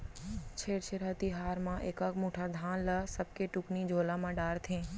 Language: Chhattisgarhi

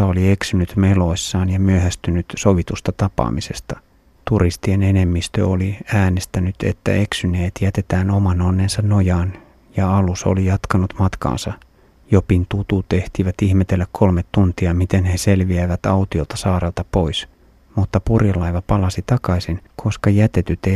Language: Finnish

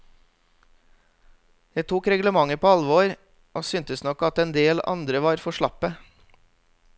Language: Norwegian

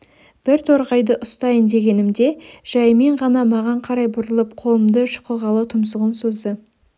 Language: Kazakh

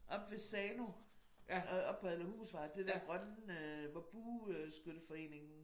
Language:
Danish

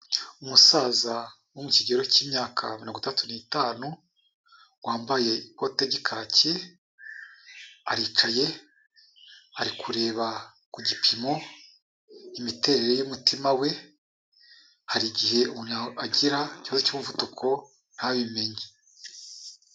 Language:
Kinyarwanda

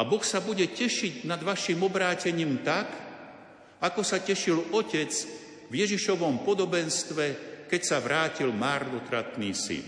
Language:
Slovak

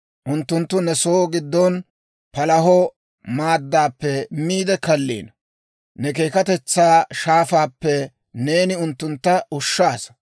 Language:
Dawro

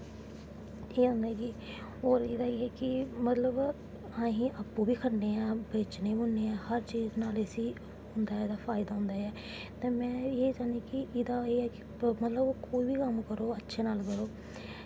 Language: Dogri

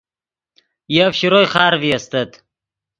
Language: Yidgha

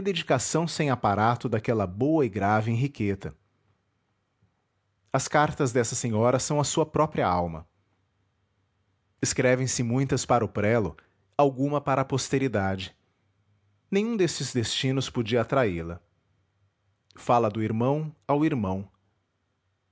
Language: Portuguese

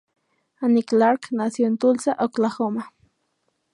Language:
Spanish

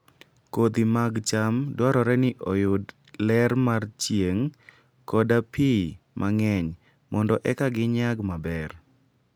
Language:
Luo (Kenya and Tanzania)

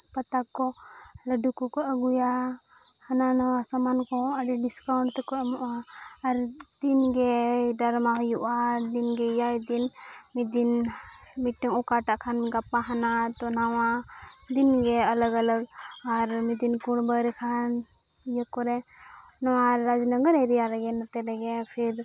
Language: Santali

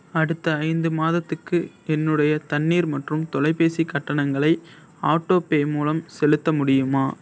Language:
Tamil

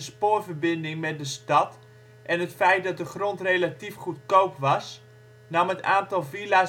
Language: Dutch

